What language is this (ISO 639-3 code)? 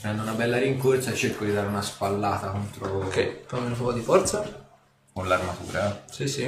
ita